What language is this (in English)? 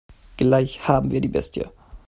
German